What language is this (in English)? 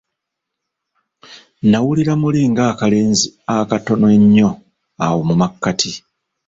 Ganda